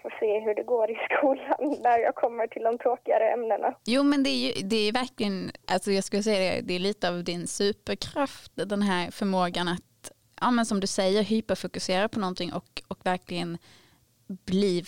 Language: Swedish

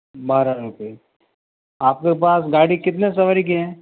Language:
Hindi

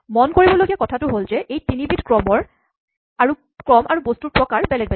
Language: Assamese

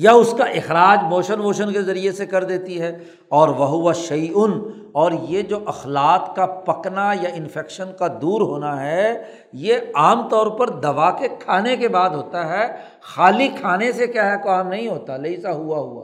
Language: Urdu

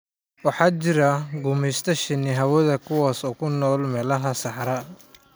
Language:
Somali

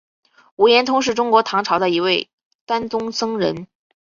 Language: Chinese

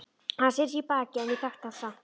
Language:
Icelandic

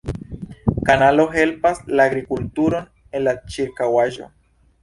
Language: Esperanto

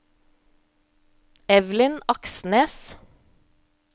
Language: Norwegian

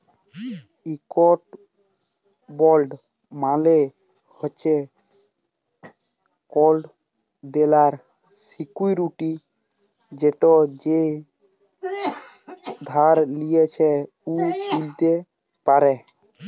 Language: Bangla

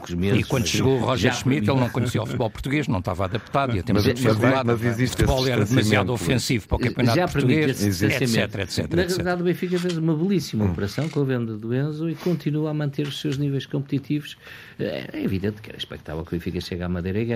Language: Portuguese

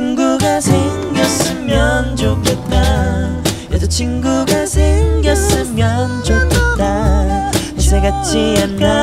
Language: Korean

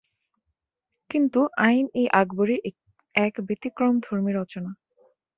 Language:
Bangla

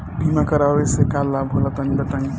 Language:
Bhojpuri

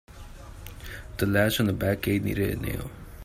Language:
English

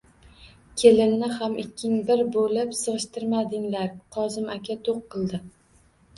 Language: Uzbek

